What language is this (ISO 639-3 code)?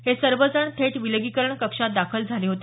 mar